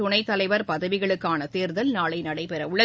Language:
Tamil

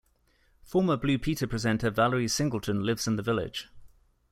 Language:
English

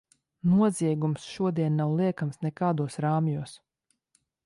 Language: Latvian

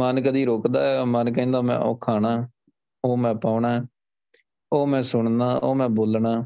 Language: Punjabi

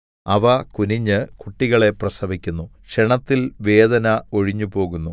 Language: Malayalam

